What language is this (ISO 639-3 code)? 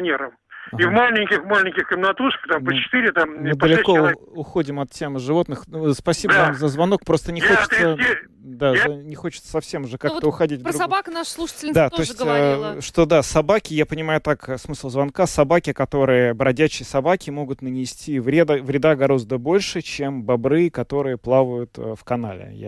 rus